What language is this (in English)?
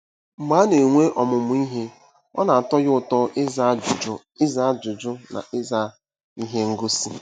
Igbo